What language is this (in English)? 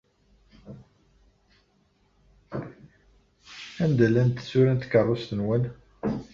Kabyle